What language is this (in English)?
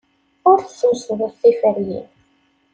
Kabyle